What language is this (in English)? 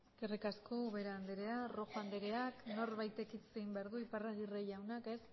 Basque